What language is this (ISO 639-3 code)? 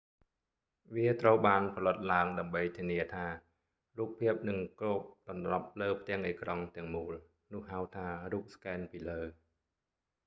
khm